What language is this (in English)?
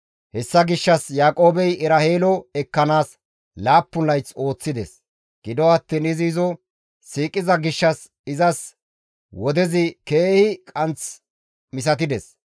Gamo